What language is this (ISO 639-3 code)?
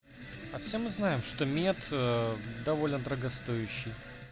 rus